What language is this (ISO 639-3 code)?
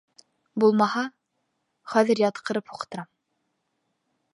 bak